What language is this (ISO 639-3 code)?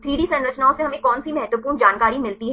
hin